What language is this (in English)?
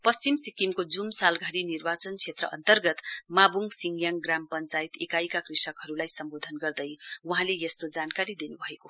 Nepali